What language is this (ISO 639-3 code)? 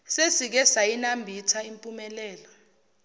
zul